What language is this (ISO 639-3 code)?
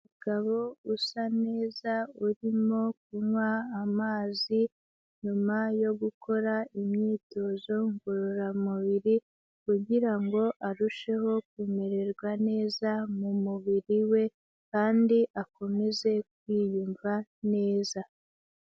kin